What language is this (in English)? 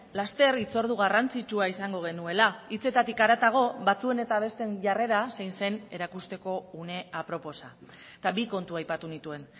Basque